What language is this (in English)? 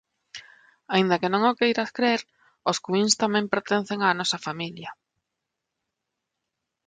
Galician